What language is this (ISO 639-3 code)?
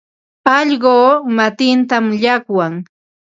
qva